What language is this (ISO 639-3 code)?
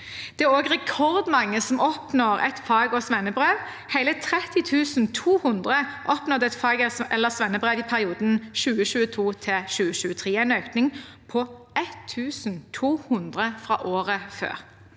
nor